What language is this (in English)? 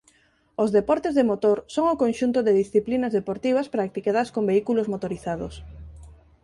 Galician